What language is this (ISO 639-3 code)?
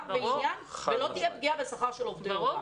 heb